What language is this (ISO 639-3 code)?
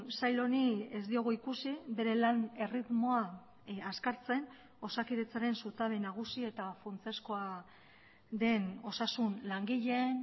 eus